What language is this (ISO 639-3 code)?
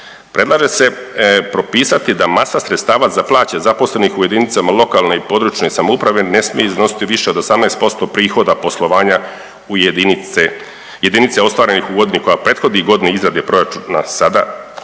hrv